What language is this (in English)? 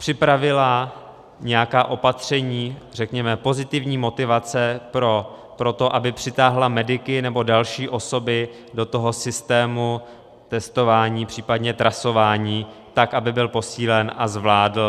Czech